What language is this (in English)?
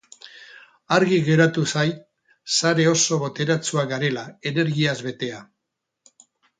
Basque